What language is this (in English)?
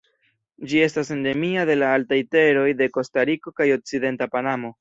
Esperanto